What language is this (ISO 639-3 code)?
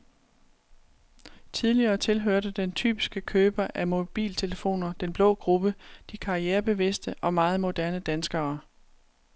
dan